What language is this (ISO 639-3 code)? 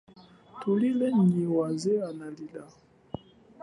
cjk